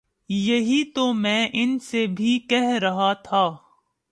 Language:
Urdu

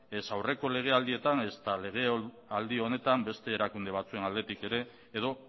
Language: Basque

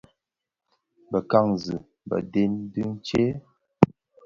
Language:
Bafia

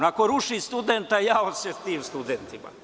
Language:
Serbian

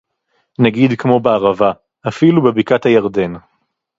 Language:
Hebrew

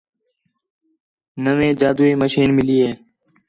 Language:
Khetrani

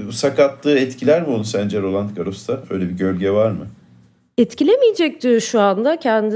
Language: Turkish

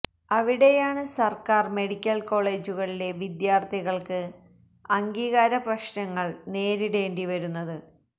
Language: Malayalam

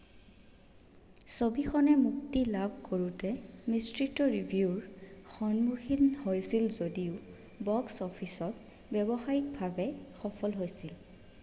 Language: Assamese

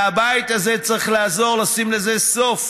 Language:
Hebrew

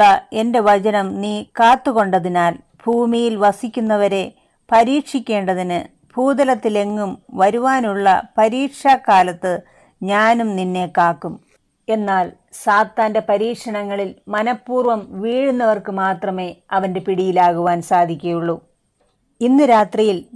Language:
Malayalam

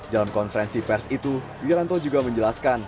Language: Indonesian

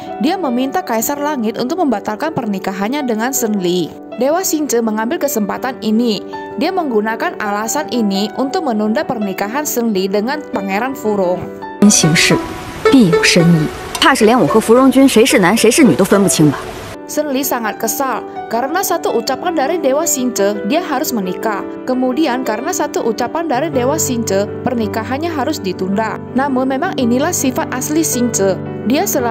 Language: Indonesian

